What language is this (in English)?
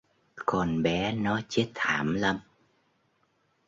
Vietnamese